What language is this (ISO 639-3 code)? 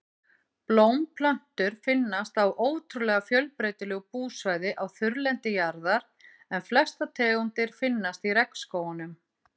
isl